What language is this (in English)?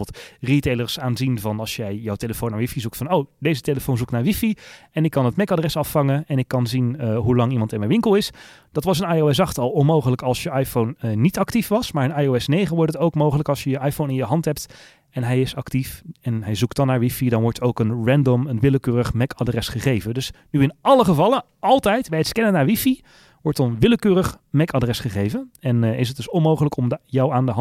Dutch